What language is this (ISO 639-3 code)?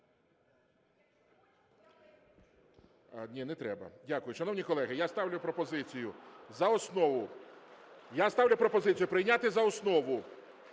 ukr